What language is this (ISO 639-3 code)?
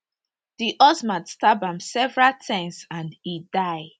pcm